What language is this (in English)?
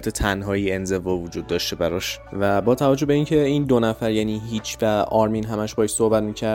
Persian